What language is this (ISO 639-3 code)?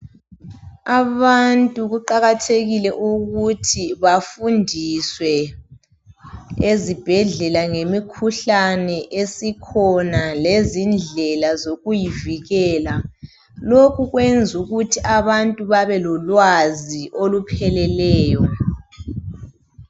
nde